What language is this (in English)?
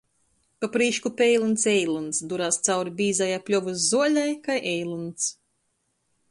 Latgalian